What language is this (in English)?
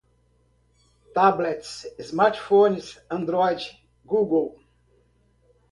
Portuguese